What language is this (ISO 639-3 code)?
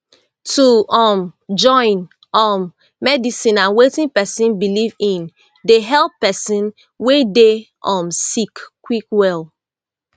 pcm